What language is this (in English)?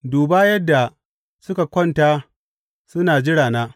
Hausa